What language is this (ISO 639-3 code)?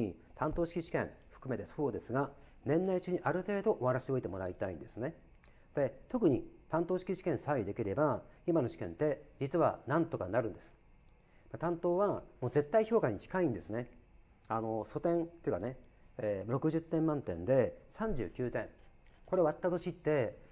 jpn